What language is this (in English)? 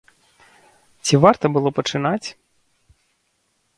Belarusian